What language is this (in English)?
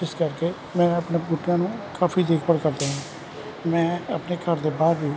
Punjabi